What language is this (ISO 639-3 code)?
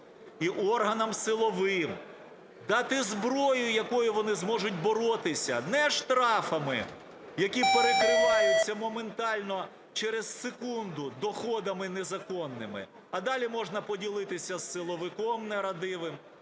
ukr